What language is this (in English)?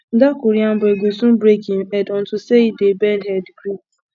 Nigerian Pidgin